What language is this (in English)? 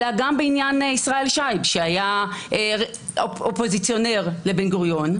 Hebrew